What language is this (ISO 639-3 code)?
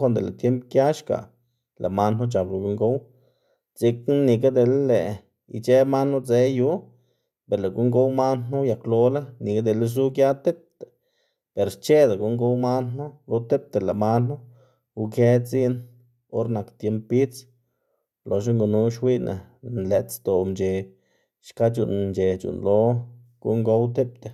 ztg